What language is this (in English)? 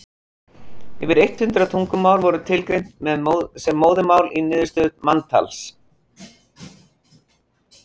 Icelandic